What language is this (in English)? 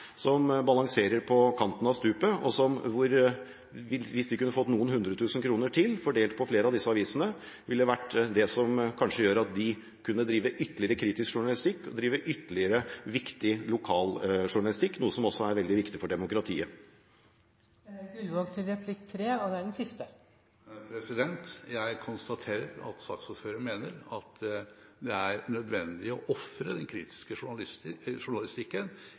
Norwegian Bokmål